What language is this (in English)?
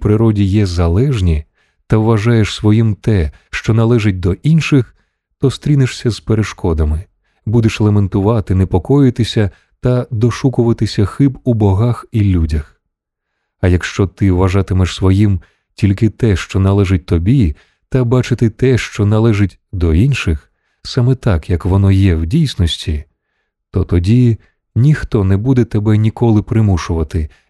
Ukrainian